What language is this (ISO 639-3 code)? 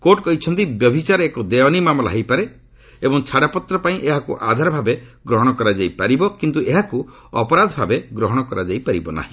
ori